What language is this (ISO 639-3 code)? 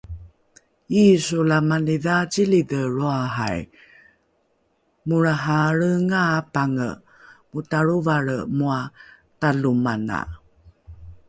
dru